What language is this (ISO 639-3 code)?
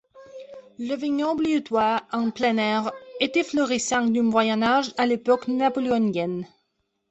fra